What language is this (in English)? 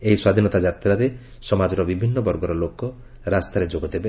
Odia